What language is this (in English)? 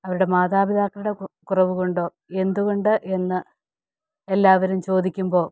Malayalam